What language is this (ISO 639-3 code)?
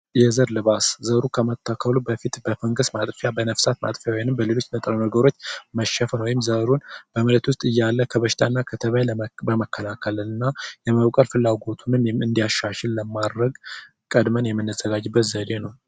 amh